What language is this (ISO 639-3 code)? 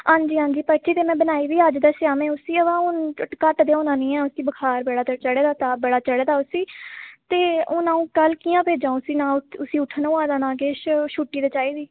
doi